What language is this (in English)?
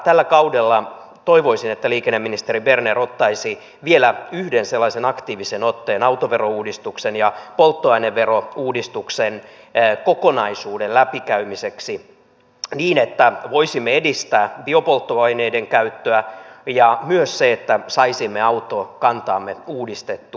Finnish